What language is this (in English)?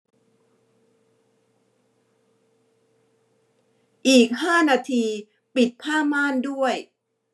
Thai